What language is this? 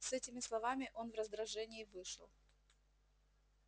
Russian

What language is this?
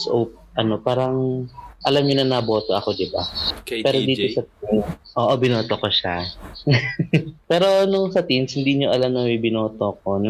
Filipino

